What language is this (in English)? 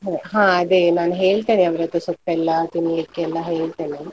Kannada